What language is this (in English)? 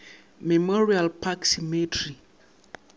Northern Sotho